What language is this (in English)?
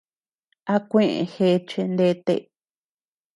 Tepeuxila Cuicatec